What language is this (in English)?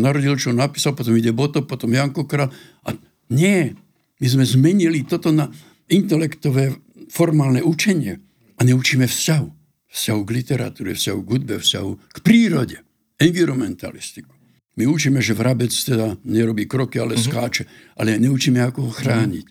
Slovak